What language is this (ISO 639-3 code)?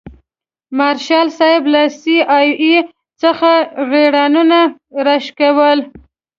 pus